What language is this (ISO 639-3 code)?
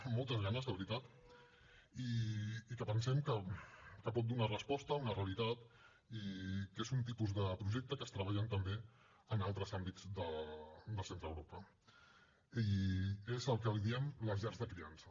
cat